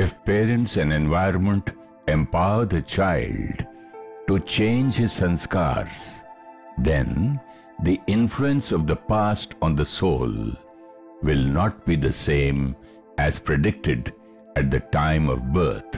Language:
Hindi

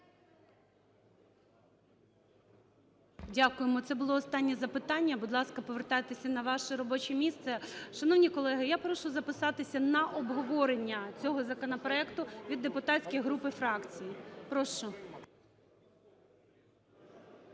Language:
Ukrainian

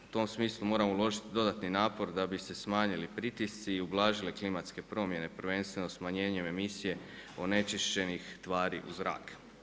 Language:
Croatian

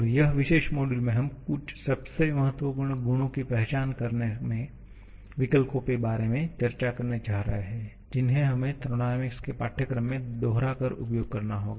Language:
Hindi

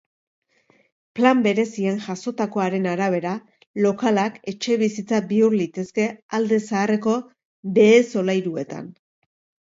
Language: Basque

